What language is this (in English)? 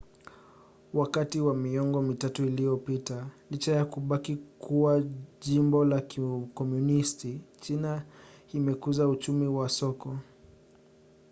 Swahili